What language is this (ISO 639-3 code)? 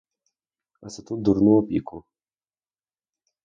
ukr